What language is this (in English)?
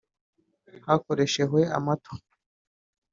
Kinyarwanda